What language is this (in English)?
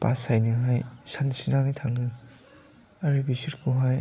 Bodo